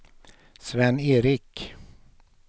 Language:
Swedish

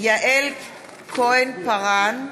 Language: Hebrew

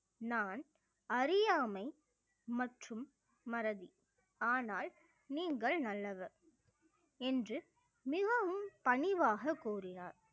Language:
Tamil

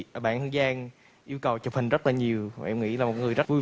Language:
Vietnamese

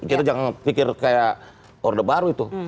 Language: Indonesian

